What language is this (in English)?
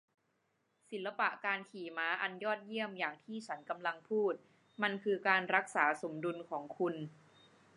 Thai